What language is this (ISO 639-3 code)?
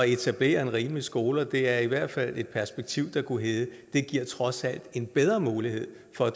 dan